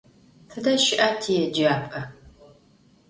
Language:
Adyghe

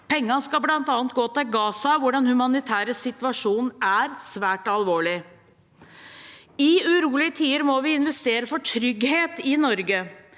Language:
Norwegian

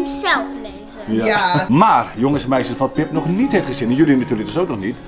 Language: Dutch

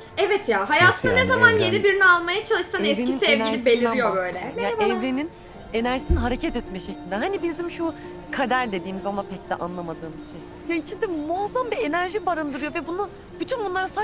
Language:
Turkish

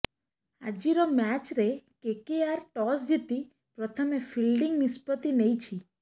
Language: Odia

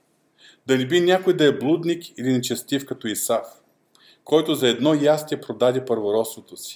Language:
Bulgarian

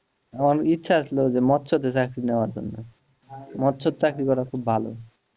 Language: Bangla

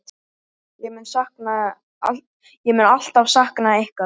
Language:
Icelandic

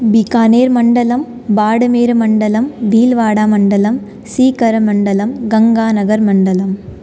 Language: Sanskrit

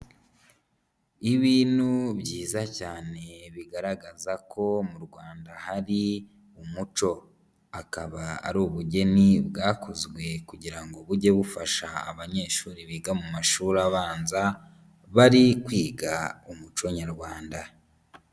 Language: Kinyarwanda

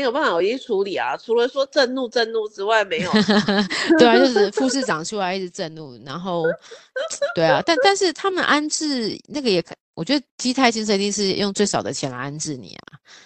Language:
Chinese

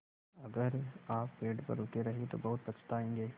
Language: Hindi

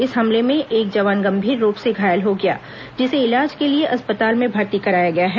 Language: Hindi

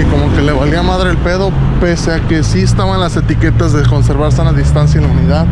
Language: Spanish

